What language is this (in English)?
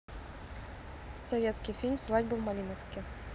Russian